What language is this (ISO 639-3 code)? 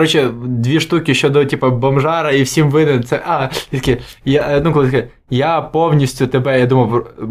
ukr